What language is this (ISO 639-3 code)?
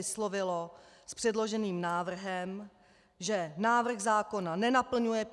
ces